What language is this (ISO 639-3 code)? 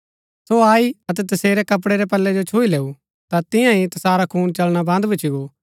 gbk